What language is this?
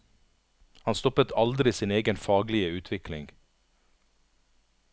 Norwegian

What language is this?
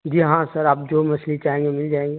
Urdu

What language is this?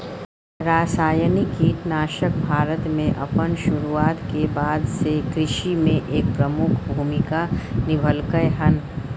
Maithili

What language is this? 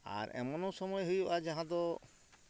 Santali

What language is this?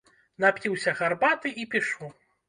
Belarusian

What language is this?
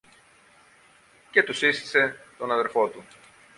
Greek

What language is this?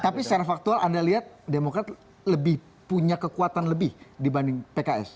Indonesian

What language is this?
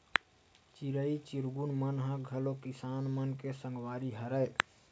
Chhattisgarhi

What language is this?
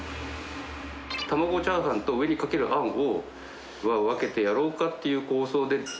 Japanese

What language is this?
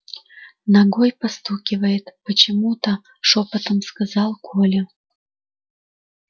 Russian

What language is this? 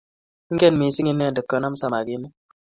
Kalenjin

